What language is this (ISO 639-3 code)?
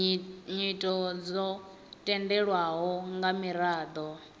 ven